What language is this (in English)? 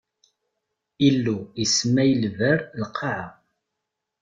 Kabyle